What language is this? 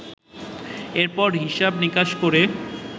Bangla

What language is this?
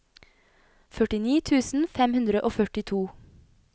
Norwegian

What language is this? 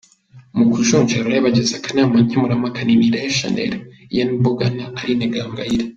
Kinyarwanda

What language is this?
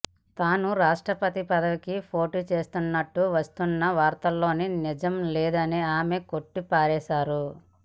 Telugu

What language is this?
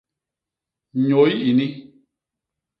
Basaa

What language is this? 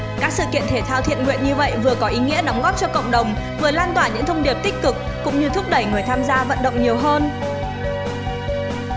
Vietnamese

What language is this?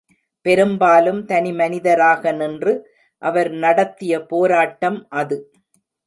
Tamil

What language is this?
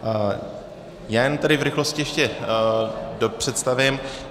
Czech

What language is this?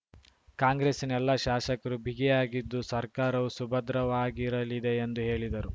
Kannada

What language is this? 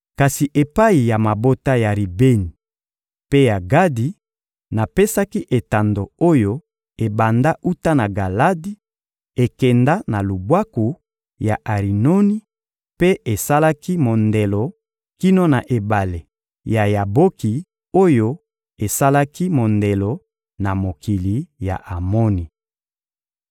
Lingala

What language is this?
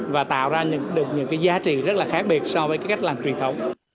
Vietnamese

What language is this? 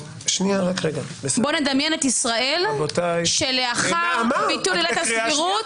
Hebrew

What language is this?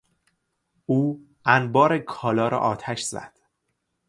Persian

